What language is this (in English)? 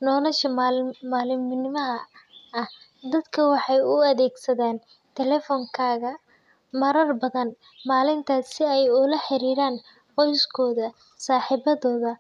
Somali